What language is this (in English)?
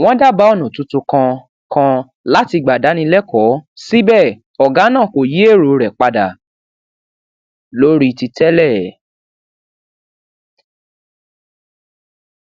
Yoruba